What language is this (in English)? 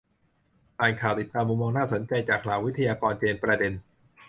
Thai